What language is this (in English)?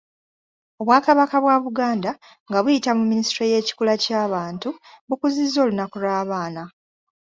Ganda